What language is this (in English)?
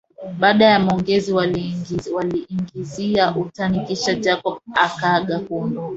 Swahili